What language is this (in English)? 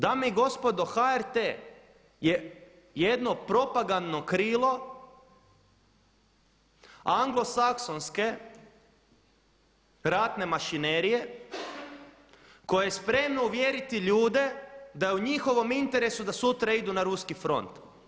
Croatian